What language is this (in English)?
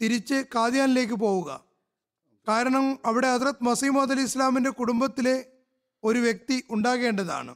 Malayalam